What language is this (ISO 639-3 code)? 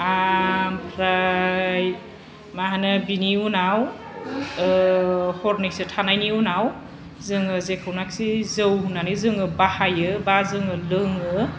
brx